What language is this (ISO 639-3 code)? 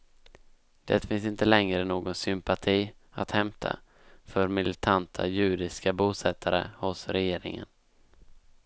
swe